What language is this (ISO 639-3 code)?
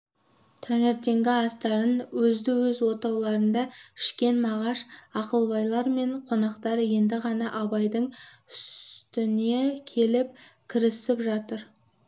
kaz